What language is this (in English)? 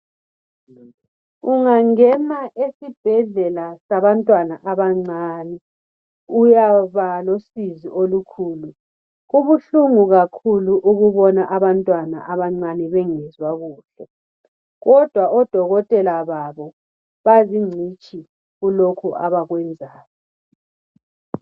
North Ndebele